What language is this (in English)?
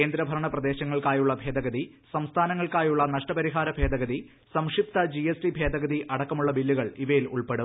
Malayalam